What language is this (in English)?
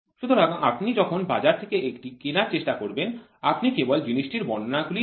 Bangla